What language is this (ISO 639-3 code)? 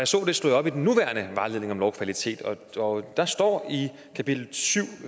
dan